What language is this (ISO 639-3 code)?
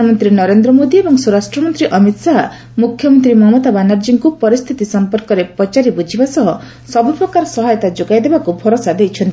ori